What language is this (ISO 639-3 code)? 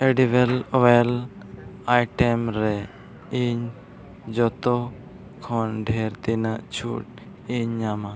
sat